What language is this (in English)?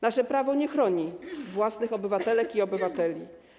Polish